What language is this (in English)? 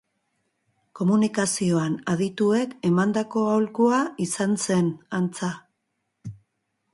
Basque